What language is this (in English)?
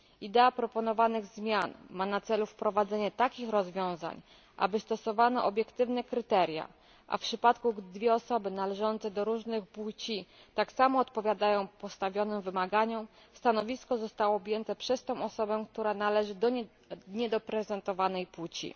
Polish